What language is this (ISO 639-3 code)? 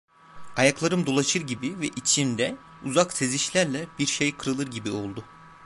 tur